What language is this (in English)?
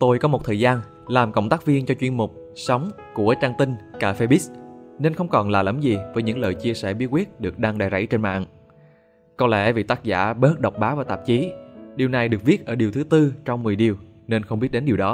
Vietnamese